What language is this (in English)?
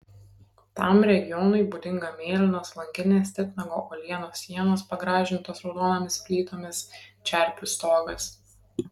Lithuanian